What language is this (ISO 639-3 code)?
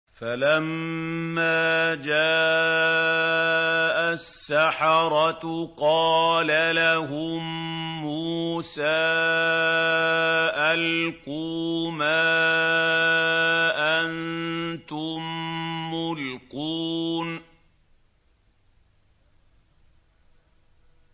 ara